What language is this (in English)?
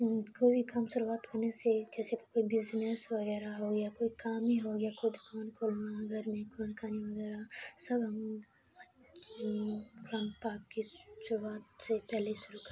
Urdu